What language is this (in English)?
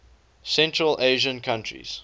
English